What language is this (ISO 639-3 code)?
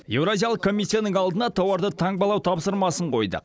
kaz